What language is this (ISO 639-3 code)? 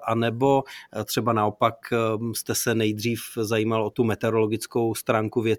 ces